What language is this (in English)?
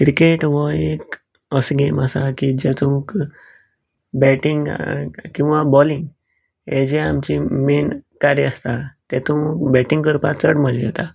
Konkani